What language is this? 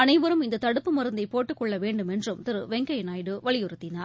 Tamil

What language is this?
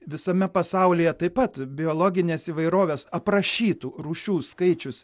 Lithuanian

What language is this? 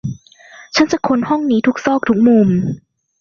Thai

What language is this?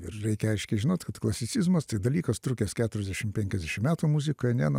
Lithuanian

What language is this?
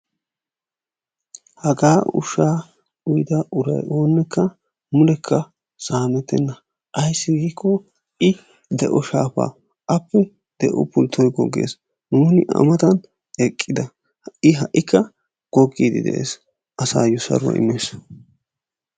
Wolaytta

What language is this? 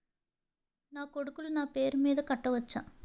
Telugu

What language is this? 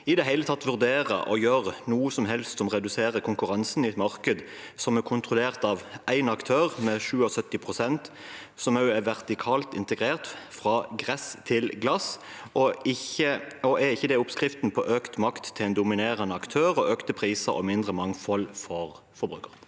Norwegian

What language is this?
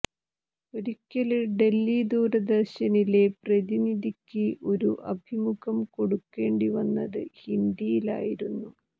Malayalam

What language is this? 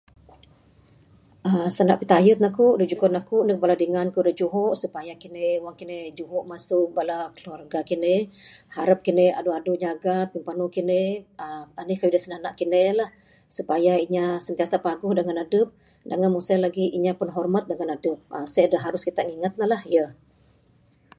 Bukar-Sadung Bidayuh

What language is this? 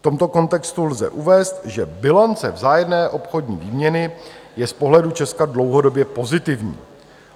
Czech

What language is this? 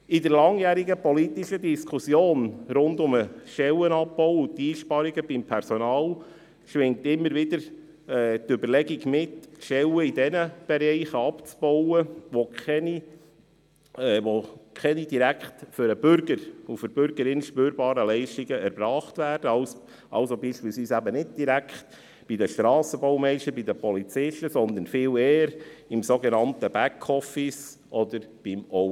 Swiss German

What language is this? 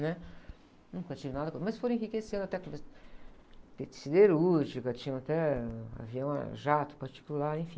Portuguese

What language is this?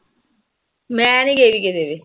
Punjabi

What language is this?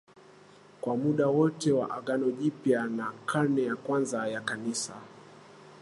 Swahili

